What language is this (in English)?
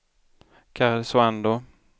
Swedish